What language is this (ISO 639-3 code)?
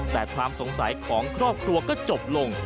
tha